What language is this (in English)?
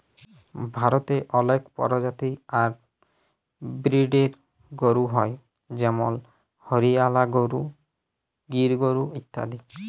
Bangla